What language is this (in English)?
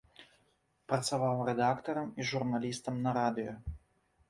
Belarusian